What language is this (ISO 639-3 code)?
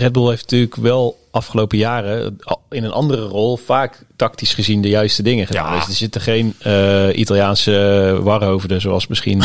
nld